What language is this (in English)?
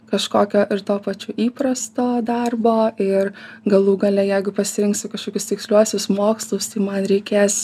Lithuanian